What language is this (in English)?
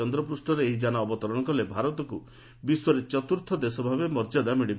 Odia